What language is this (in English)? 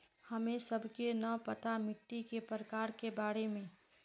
Magahi